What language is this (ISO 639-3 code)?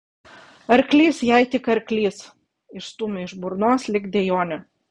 lit